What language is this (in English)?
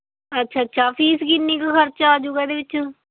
Punjabi